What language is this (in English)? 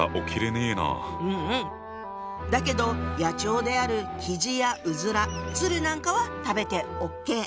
Japanese